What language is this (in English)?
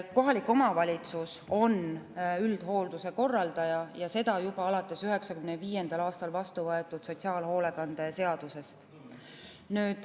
Estonian